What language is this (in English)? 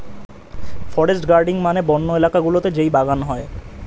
Bangla